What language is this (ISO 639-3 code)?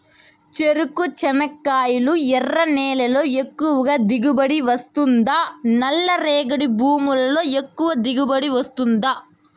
tel